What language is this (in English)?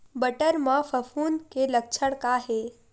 Chhattisgarhi